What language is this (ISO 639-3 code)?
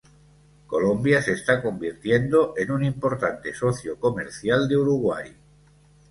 spa